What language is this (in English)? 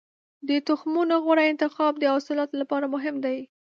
Pashto